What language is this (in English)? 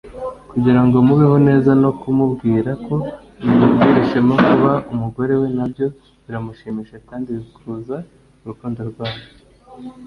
Kinyarwanda